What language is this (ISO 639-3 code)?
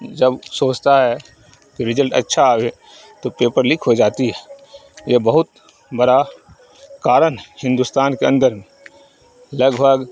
urd